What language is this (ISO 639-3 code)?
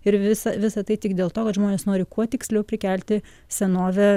lit